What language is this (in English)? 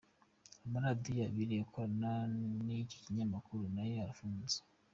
Kinyarwanda